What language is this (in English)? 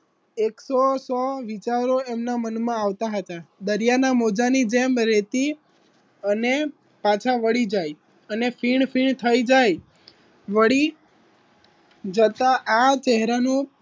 Gujarati